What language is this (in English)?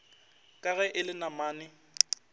Northern Sotho